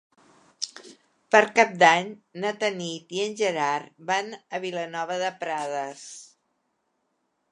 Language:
Catalan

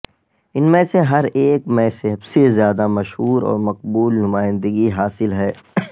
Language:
Urdu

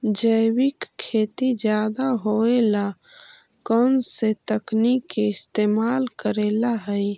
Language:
Magahi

